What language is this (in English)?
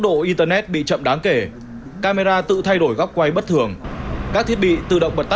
Vietnamese